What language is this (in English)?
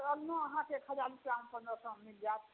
Maithili